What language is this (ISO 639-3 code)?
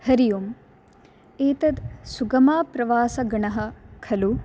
san